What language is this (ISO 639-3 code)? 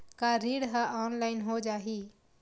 hne